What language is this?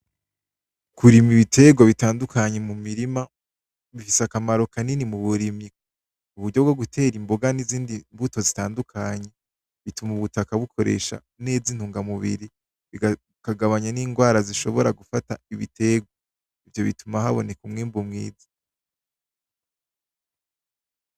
Rundi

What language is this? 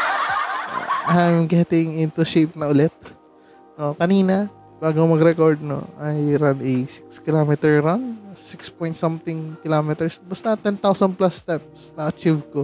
Filipino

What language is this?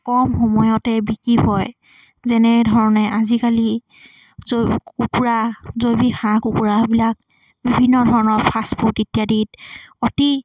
Assamese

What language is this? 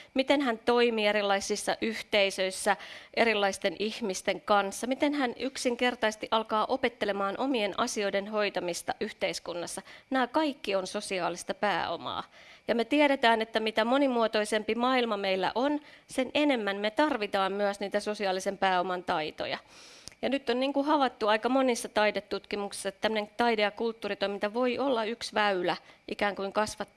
Finnish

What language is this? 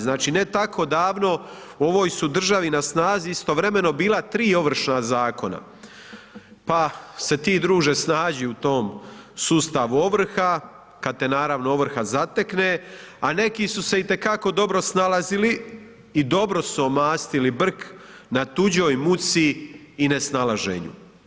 Croatian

